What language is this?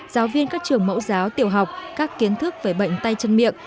Vietnamese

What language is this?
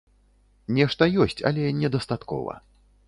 Belarusian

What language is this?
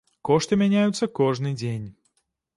Belarusian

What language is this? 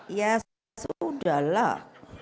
Indonesian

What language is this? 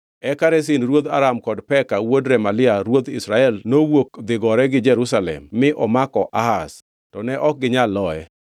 Luo (Kenya and Tanzania)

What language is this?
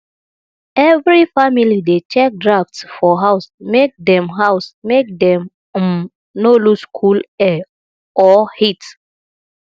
Nigerian Pidgin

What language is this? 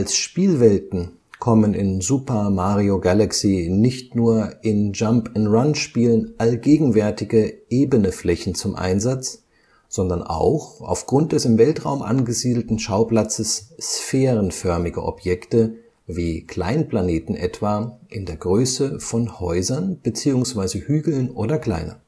German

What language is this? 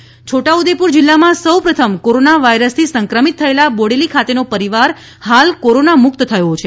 Gujarati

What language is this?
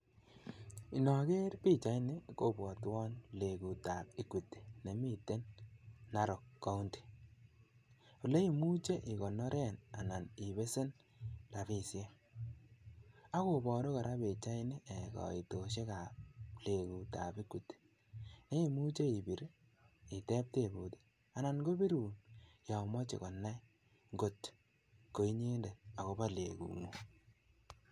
Kalenjin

